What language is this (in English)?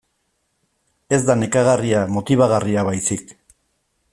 Basque